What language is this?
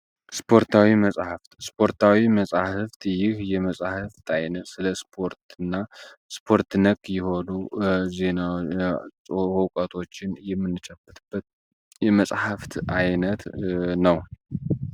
Amharic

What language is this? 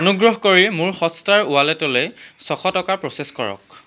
Assamese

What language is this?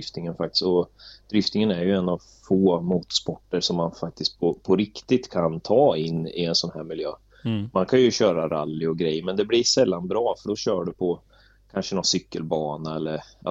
Swedish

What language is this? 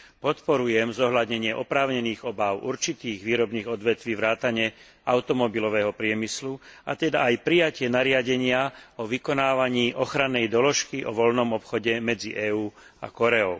Slovak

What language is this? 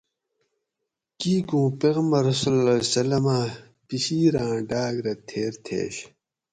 Gawri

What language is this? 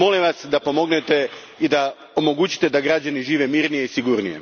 Croatian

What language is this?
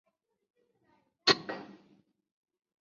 Chinese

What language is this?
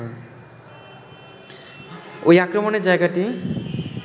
Bangla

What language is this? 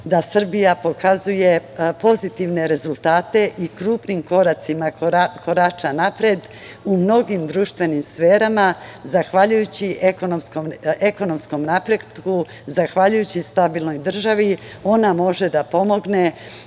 Serbian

